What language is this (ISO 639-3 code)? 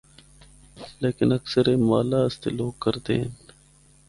hno